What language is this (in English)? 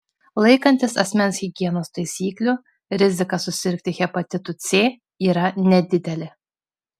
Lithuanian